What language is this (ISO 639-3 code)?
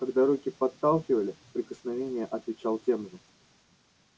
rus